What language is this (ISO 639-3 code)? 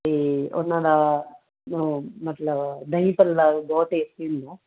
pan